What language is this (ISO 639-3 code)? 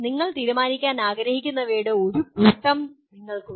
mal